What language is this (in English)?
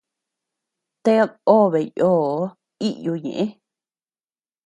Tepeuxila Cuicatec